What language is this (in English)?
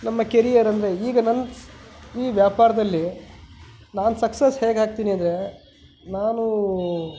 Kannada